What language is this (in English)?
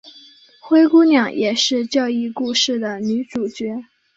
Chinese